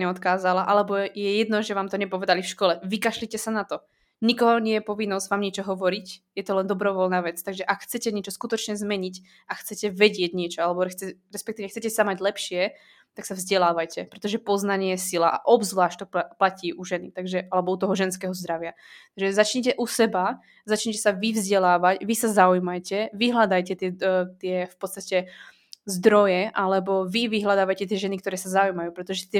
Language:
Czech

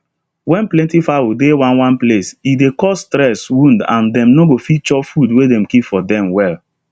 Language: Nigerian Pidgin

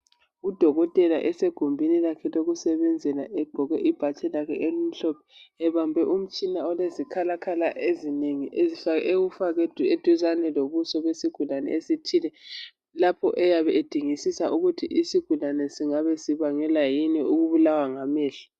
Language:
North Ndebele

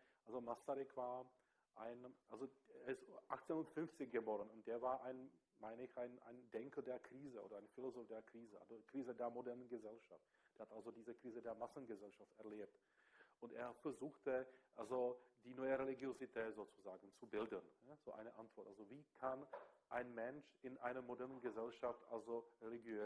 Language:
German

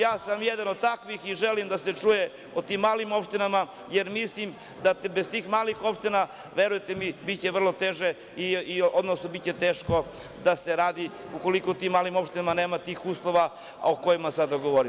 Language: Serbian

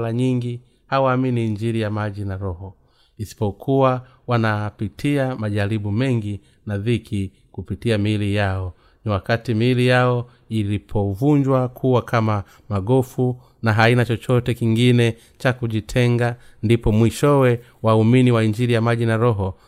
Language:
Swahili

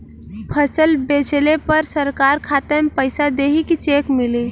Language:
Bhojpuri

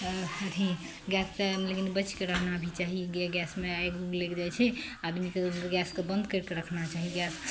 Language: Maithili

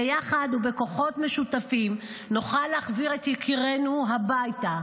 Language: Hebrew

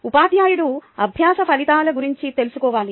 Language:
Telugu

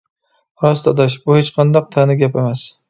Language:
Uyghur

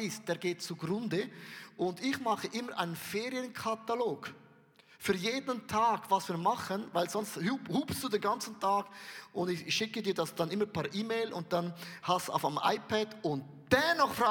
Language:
German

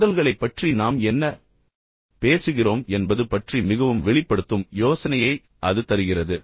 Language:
Tamil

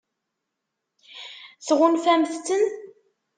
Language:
Kabyle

